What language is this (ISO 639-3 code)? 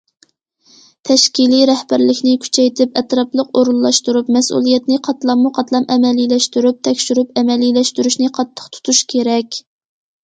uig